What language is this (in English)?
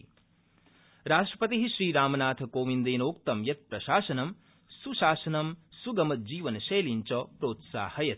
Sanskrit